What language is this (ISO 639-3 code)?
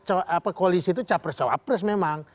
ind